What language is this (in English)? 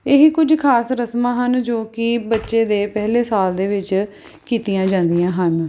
Punjabi